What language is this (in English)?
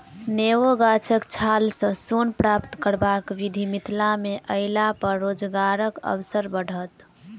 Maithili